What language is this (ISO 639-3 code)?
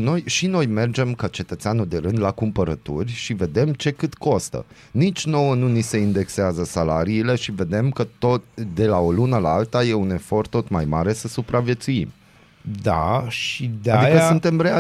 ron